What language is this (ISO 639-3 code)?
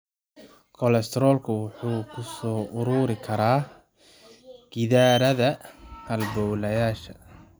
som